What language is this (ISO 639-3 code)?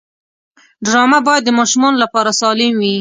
pus